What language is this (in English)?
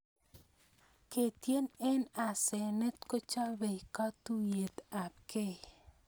Kalenjin